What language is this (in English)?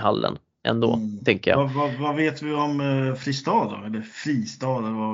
Swedish